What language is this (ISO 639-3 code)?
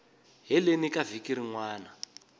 tso